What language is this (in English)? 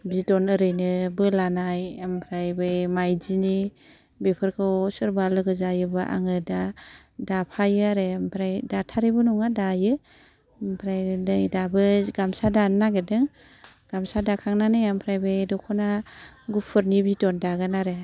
Bodo